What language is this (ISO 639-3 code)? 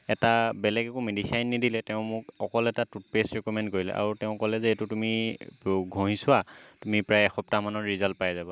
asm